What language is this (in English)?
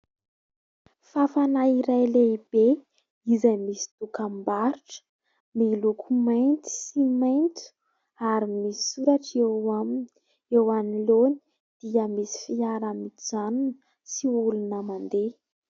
Malagasy